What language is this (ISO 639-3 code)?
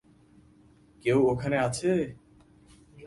ben